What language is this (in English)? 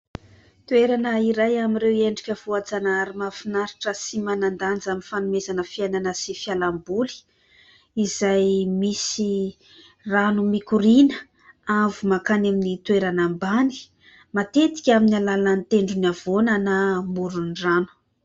Malagasy